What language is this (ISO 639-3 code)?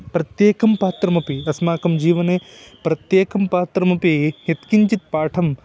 san